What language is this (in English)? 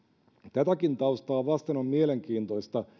Finnish